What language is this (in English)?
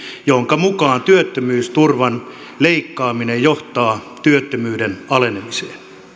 Finnish